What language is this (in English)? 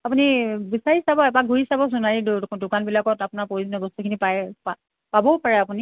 Assamese